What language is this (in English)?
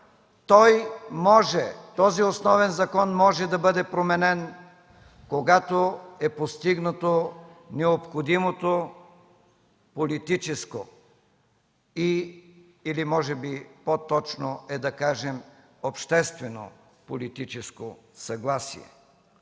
Bulgarian